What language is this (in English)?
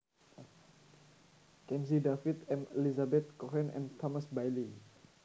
Javanese